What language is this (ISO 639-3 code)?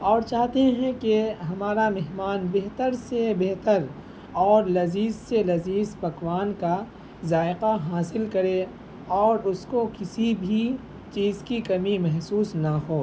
urd